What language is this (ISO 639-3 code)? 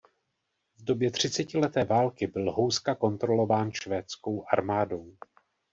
ces